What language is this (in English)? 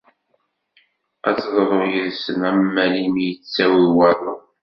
Kabyle